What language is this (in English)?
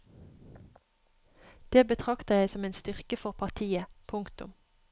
Norwegian